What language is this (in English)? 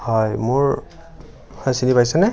Assamese